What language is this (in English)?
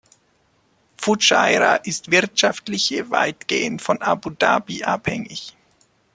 German